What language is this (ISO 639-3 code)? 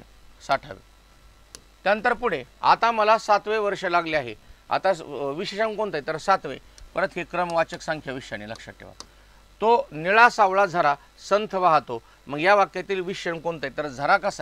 hin